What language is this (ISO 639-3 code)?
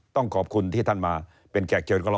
tha